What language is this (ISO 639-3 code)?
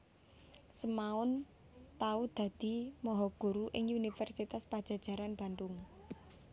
jav